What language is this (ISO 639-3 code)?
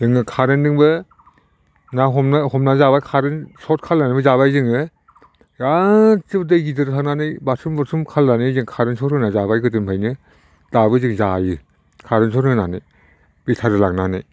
brx